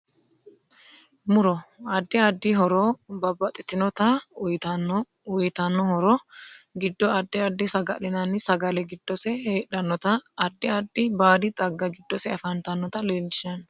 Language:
Sidamo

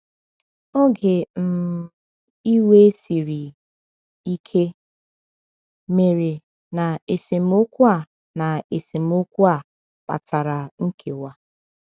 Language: Igbo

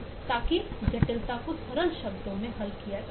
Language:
Hindi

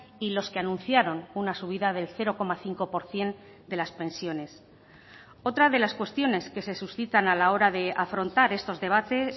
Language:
Spanish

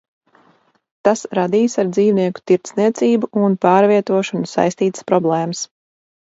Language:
Latvian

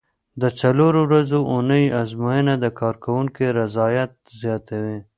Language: Pashto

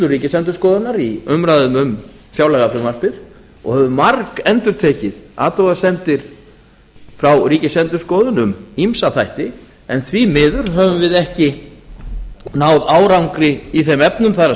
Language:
Icelandic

